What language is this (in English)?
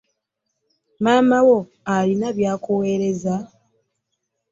Ganda